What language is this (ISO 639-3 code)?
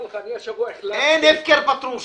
heb